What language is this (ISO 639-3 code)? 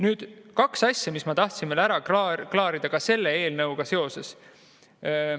est